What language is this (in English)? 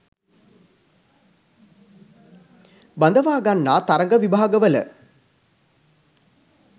Sinhala